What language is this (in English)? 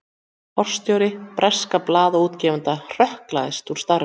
Icelandic